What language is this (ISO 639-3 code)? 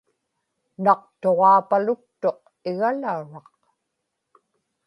ipk